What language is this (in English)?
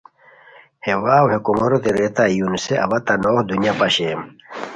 Khowar